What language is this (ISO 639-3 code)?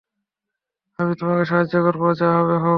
ben